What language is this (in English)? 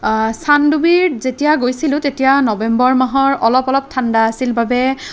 Assamese